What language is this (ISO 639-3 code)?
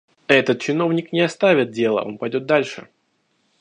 rus